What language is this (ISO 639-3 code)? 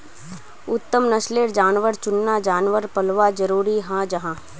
mag